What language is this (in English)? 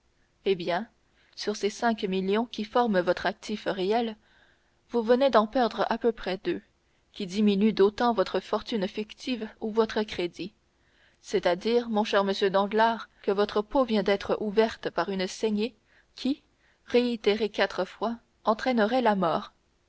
French